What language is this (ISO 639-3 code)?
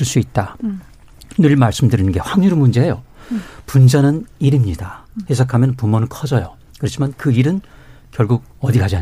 kor